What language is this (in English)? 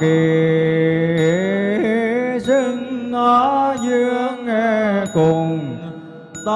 Vietnamese